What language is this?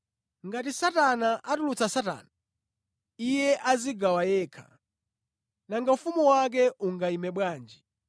Nyanja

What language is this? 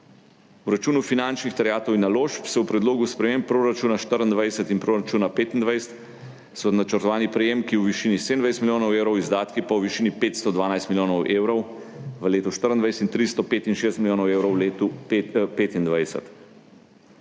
Slovenian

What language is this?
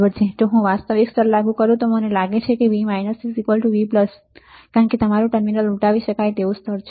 Gujarati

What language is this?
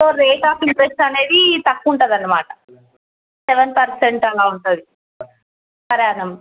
Telugu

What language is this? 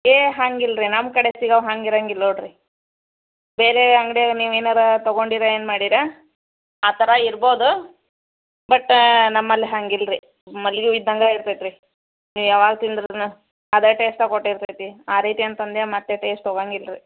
Kannada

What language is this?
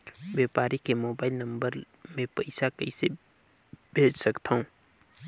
Chhattisgarhi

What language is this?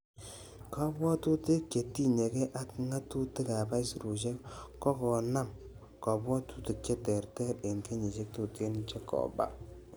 Kalenjin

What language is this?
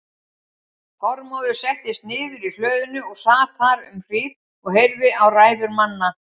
Icelandic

